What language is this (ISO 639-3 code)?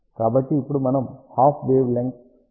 tel